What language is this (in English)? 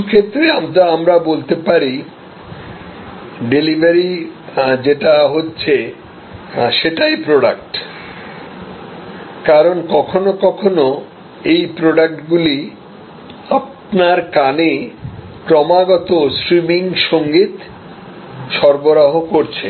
Bangla